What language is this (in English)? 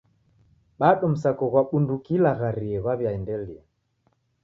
Taita